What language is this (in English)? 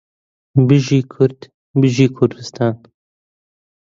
Central Kurdish